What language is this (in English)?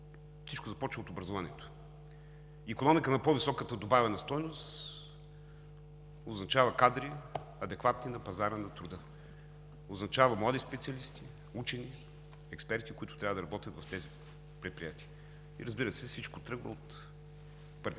Bulgarian